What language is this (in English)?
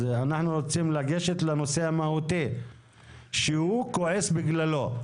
Hebrew